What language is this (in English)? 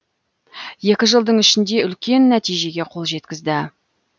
Kazakh